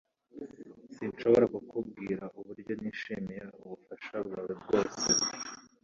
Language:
Kinyarwanda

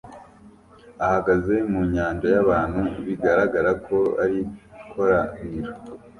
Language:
Kinyarwanda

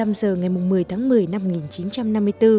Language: Vietnamese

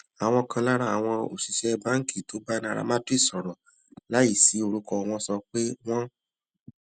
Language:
Yoruba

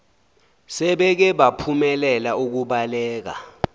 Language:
Zulu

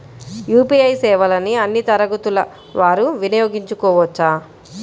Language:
Telugu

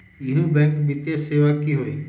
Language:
Magahi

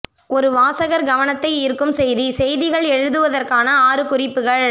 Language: Tamil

